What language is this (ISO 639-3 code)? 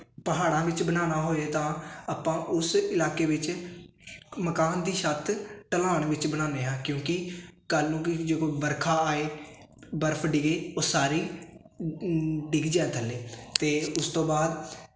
pan